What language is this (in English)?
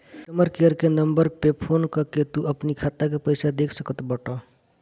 Bhojpuri